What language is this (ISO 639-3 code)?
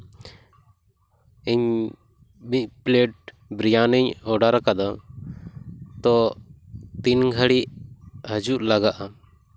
sat